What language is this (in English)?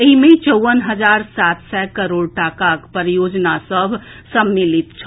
Maithili